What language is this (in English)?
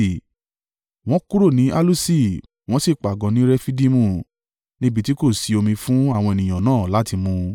Yoruba